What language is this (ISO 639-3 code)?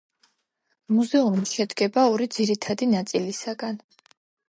kat